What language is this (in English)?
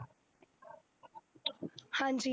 Punjabi